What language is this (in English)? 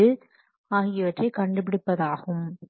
Tamil